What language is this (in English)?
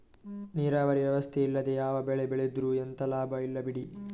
Kannada